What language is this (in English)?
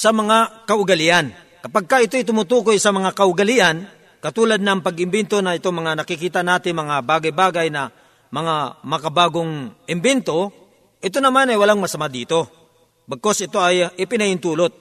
Filipino